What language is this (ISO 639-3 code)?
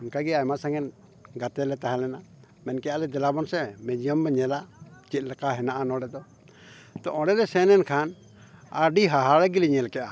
sat